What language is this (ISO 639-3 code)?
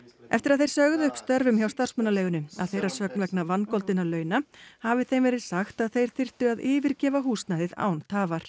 isl